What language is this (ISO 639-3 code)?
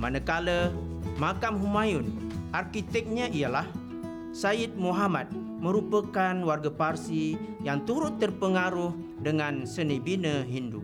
msa